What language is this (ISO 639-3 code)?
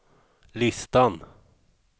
swe